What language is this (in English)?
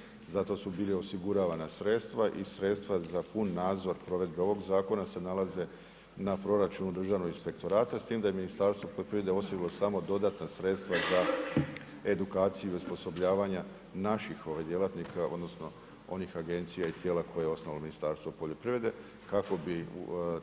Croatian